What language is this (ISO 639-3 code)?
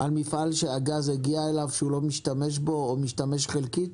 heb